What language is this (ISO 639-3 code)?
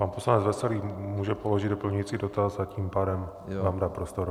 ces